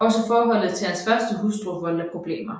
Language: Danish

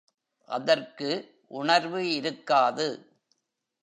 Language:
Tamil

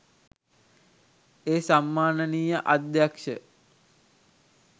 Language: Sinhala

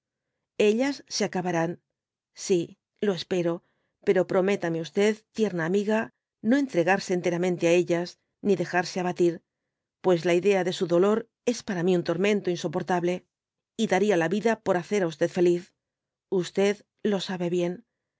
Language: Spanish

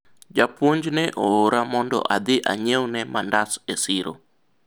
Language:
Luo (Kenya and Tanzania)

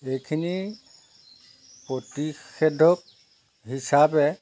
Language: Assamese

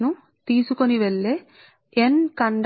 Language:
Telugu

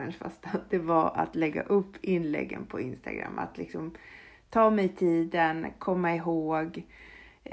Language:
Swedish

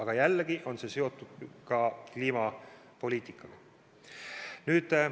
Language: Estonian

